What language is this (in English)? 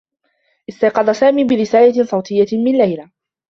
Arabic